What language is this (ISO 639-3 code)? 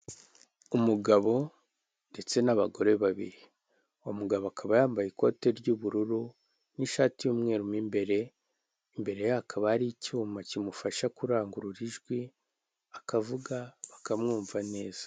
kin